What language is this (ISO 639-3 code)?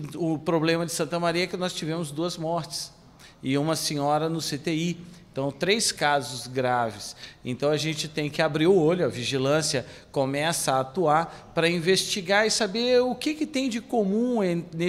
por